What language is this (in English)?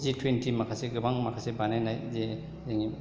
Bodo